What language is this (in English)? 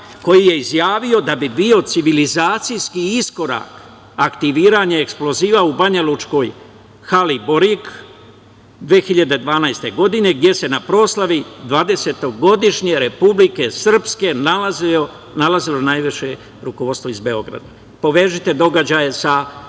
Serbian